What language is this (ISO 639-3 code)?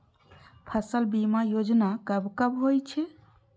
mai